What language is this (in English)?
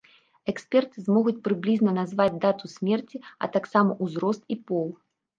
Belarusian